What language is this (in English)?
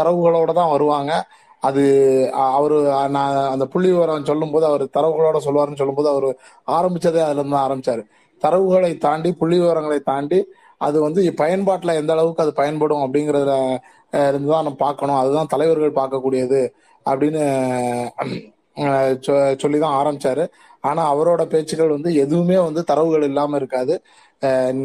Tamil